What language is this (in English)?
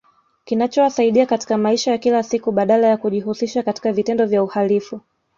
Swahili